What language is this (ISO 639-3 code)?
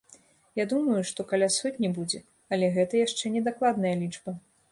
bel